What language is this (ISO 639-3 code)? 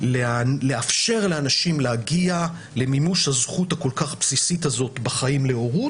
heb